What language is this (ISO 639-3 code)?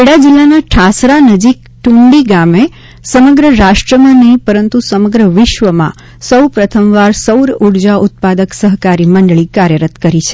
guj